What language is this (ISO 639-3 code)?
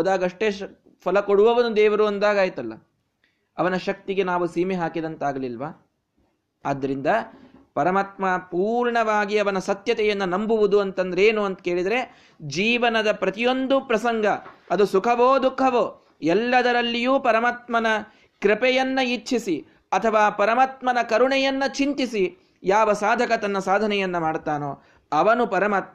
kan